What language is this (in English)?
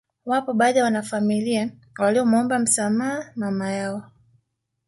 Swahili